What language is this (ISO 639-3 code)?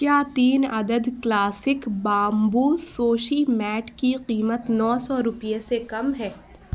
urd